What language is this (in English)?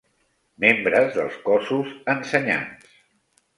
Catalan